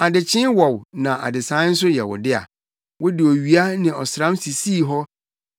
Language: Akan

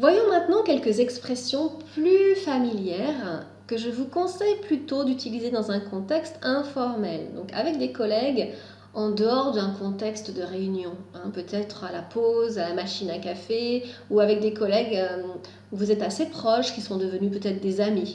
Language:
French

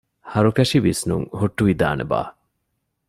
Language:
Divehi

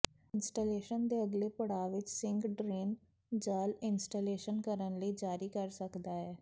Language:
Punjabi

